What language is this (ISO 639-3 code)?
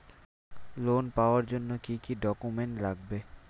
ben